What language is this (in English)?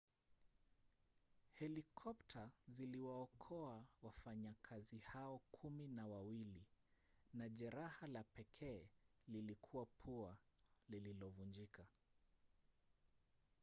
Swahili